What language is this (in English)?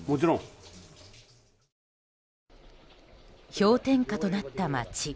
Japanese